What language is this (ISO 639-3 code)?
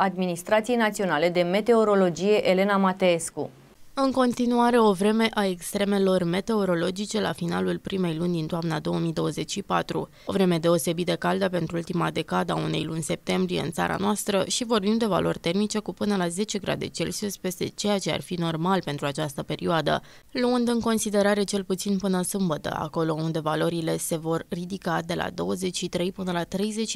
ron